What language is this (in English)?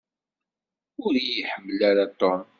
Kabyle